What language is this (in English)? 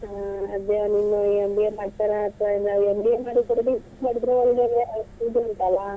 Kannada